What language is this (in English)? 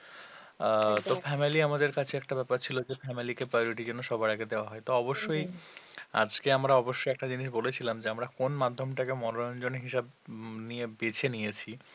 Bangla